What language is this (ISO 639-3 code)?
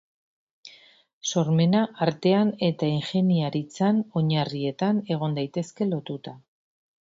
eus